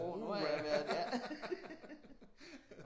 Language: Danish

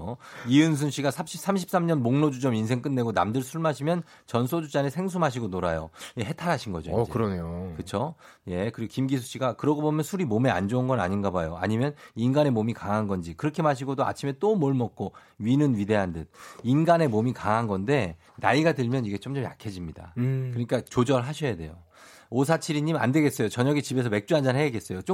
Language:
Korean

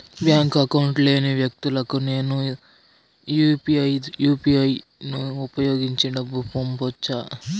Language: Telugu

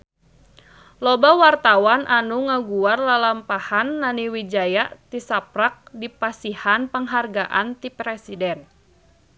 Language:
Sundanese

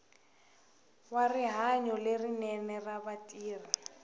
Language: Tsonga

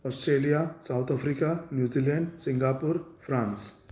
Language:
Sindhi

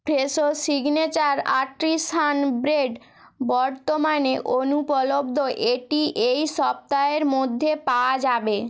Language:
Bangla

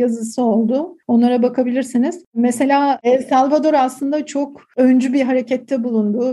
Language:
Turkish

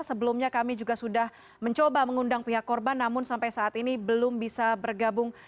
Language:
Indonesian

